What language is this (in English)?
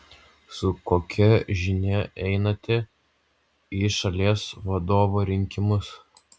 Lithuanian